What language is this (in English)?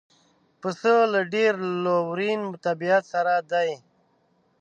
Pashto